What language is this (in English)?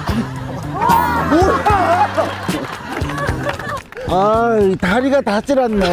Korean